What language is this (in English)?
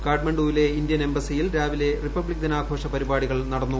Malayalam